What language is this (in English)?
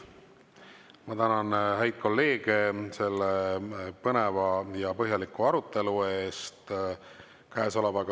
Estonian